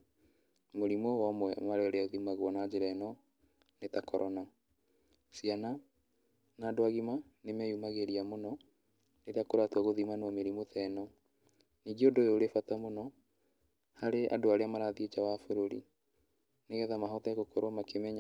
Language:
Kikuyu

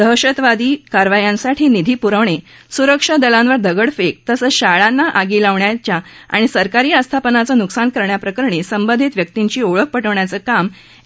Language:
Marathi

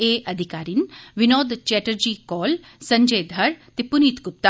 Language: Dogri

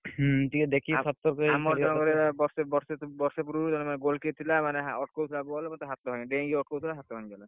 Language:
Odia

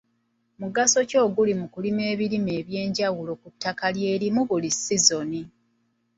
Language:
Ganda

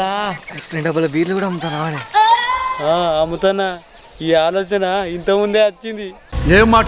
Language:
Hindi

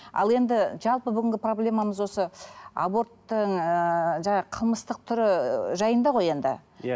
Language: Kazakh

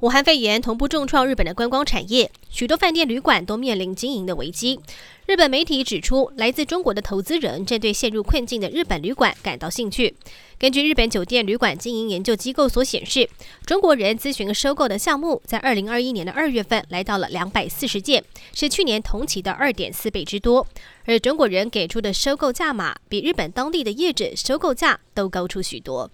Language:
Chinese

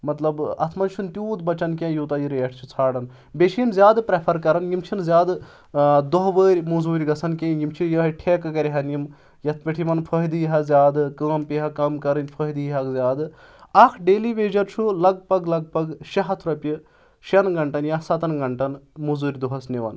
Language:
Kashmiri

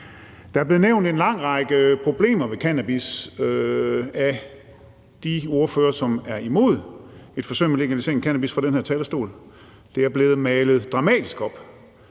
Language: Danish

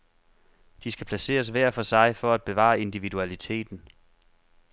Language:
Danish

